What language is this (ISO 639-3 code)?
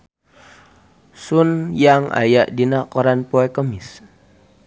sun